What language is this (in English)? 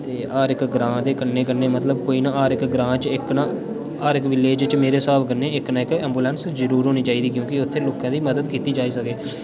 Dogri